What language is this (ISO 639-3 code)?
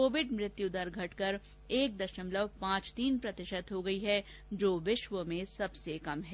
hin